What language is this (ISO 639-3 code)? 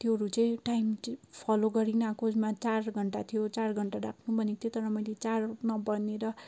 nep